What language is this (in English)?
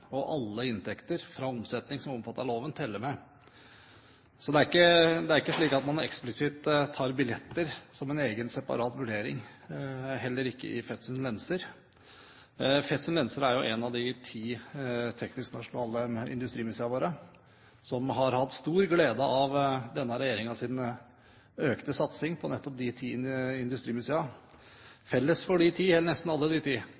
Norwegian Bokmål